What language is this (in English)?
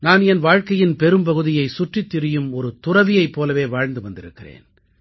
Tamil